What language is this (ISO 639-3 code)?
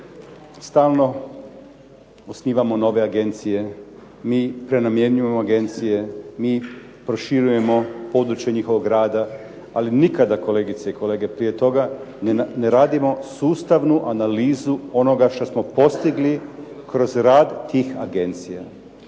hrv